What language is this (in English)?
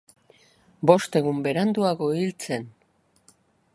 Basque